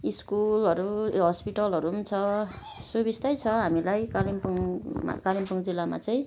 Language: Nepali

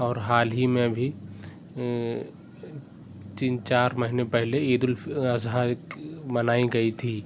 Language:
Urdu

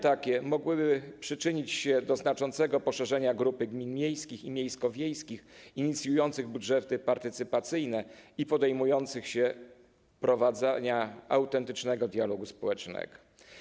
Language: Polish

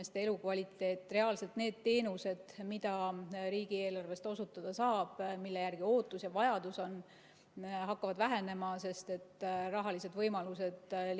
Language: Estonian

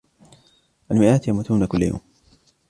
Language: Arabic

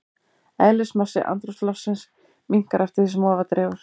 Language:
Icelandic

